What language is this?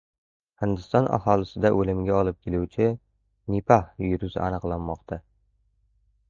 Uzbek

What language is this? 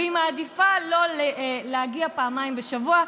Hebrew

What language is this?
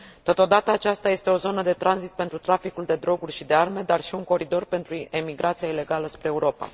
Romanian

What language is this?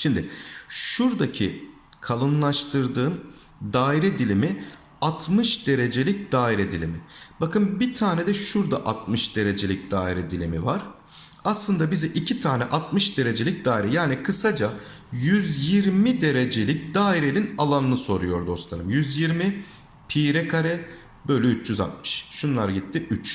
Turkish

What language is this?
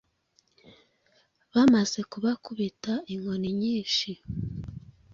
Kinyarwanda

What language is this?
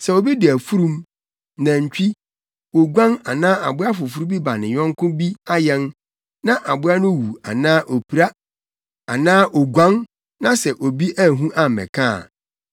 Akan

